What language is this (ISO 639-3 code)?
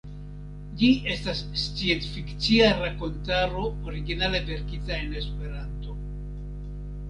epo